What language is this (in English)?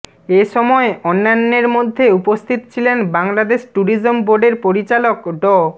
Bangla